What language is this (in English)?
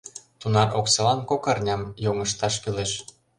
Mari